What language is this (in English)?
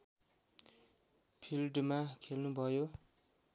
Nepali